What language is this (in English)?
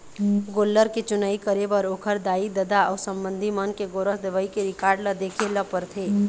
Chhattisgarhi